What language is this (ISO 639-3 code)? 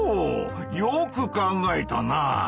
jpn